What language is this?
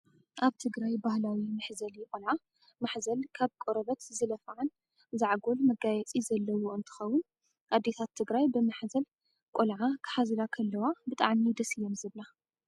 Tigrinya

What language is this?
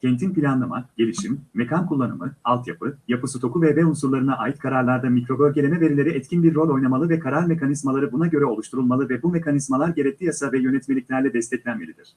Turkish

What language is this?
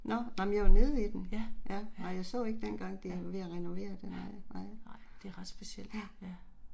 Danish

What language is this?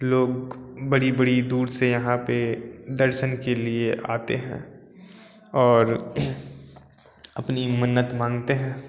Hindi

